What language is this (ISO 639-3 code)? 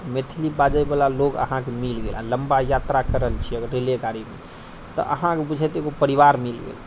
mai